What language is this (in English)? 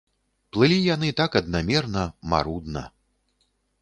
Belarusian